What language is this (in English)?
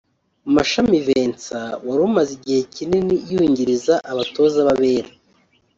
Kinyarwanda